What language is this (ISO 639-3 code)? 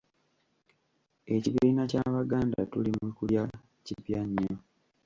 lug